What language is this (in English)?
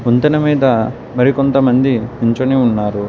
Telugu